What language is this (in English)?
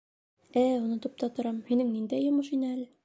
Bashkir